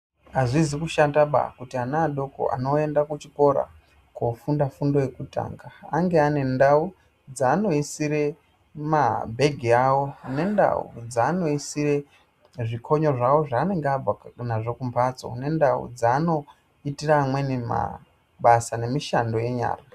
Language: Ndau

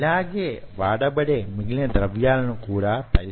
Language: Telugu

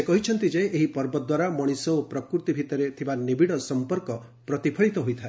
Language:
Odia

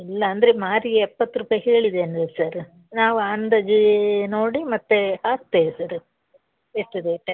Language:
Kannada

